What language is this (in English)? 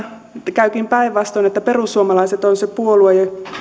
Finnish